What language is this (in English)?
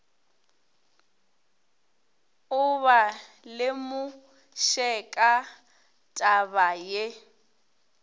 Northern Sotho